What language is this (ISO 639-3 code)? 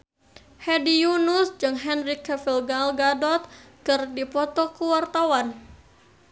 sun